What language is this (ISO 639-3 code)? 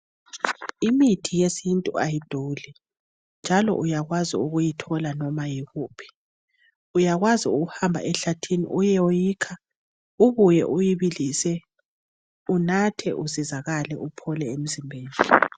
nde